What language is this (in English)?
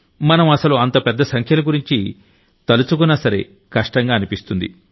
Telugu